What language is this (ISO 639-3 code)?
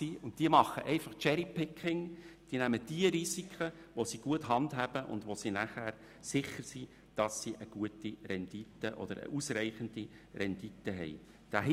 gsw